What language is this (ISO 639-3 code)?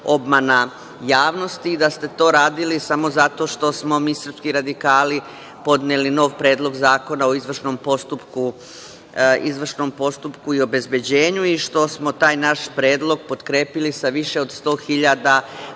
srp